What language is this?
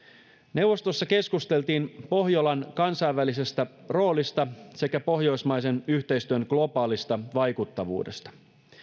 Finnish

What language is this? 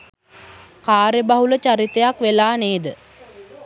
Sinhala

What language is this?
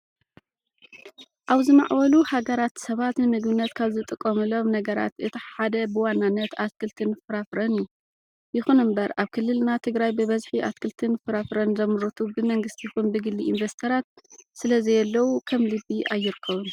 Tigrinya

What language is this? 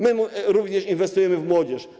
Polish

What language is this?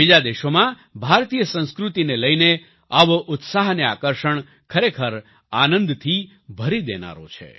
Gujarati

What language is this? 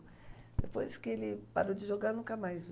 Portuguese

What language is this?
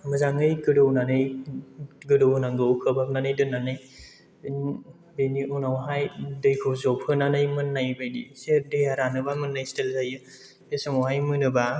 Bodo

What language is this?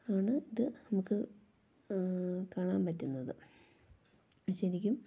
Malayalam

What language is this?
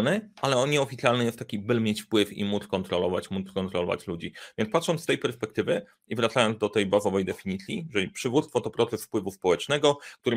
Polish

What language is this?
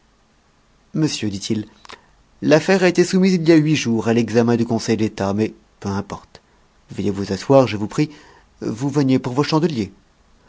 French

